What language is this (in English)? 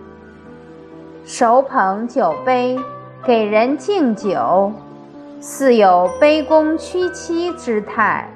Chinese